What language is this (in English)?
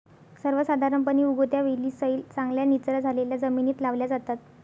Marathi